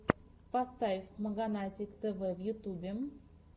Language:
Russian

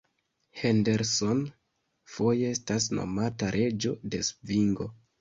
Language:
Esperanto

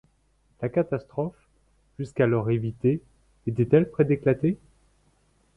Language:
French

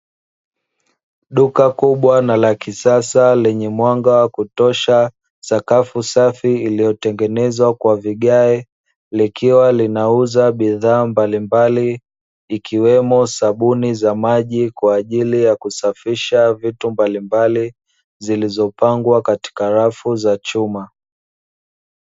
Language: Swahili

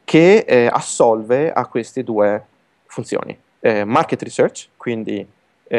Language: Italian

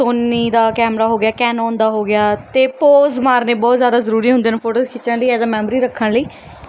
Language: Punjabi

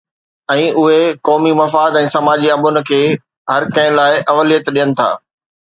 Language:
Sindhi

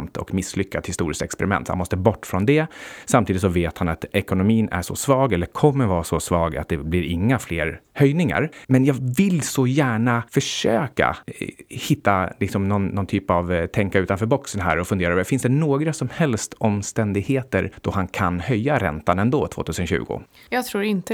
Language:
Swedish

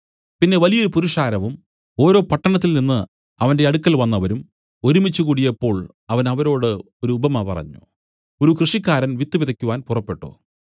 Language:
Malayalam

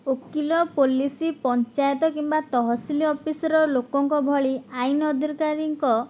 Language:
Odia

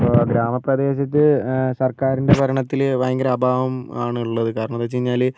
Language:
Malayalam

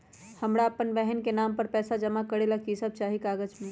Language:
Magahi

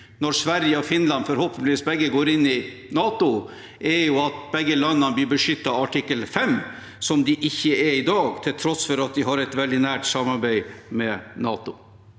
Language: Norwegian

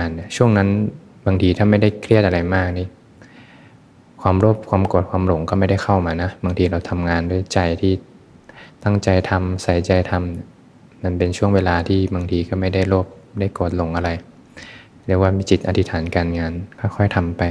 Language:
Thai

